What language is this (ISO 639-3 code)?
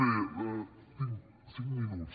cat